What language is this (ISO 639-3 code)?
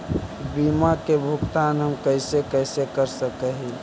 mag